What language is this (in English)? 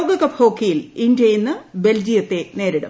Malayalam